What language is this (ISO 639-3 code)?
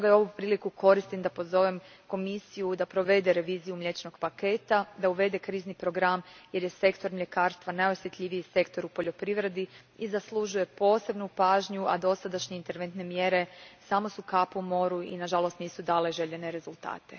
hrv